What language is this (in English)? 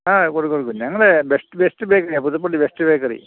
Malayalam